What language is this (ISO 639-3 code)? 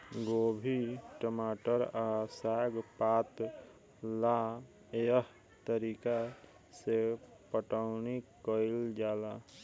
bho